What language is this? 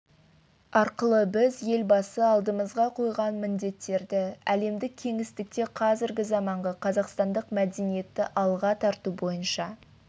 Kazakh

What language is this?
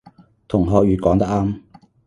Cantonese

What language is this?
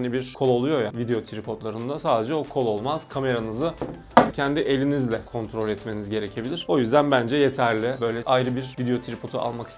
Turkish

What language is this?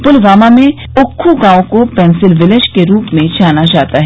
Hindi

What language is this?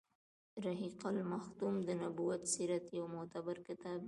Pashto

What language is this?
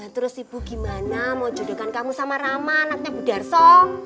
Indonesian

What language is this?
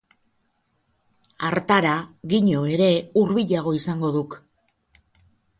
Basque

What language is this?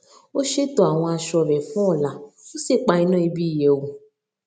Yoruba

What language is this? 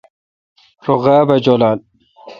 Kalkoti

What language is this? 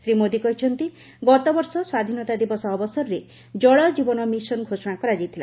Odia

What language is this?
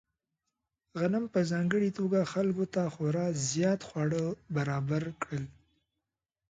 Pashto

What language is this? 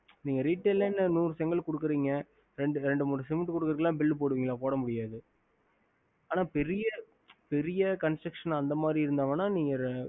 Tamil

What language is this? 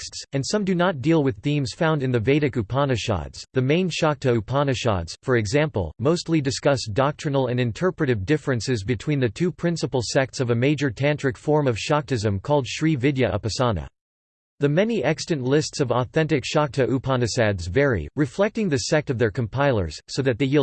English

